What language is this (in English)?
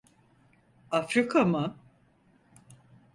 Turkish